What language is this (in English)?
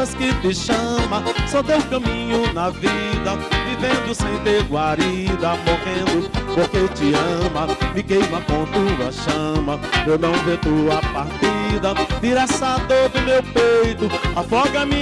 Portuguese